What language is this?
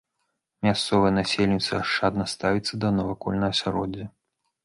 Belarusian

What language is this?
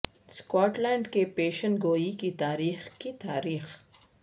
Urdu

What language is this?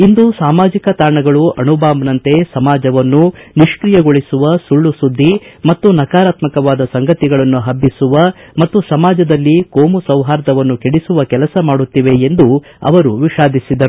Kannada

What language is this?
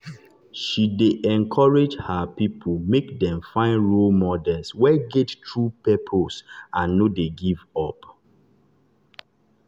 Nigerian Pidgin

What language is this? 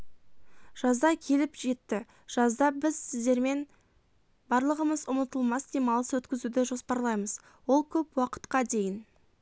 Kazakh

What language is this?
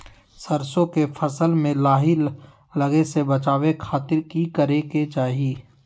Magahi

